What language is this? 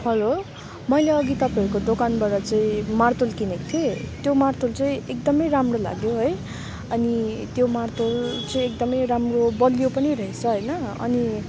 Nepali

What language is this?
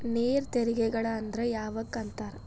Kannada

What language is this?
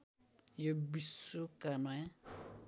Nepali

